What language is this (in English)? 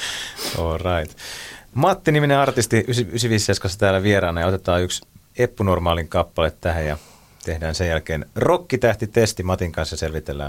Finnish